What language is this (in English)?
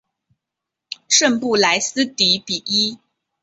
Chinese